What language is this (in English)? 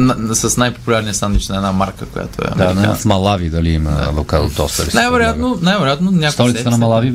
Bulgarian